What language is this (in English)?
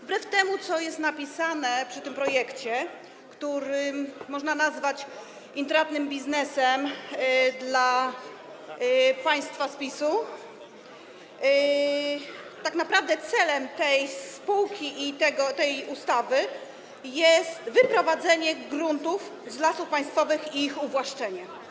Polish